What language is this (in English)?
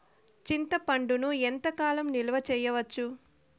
Telugu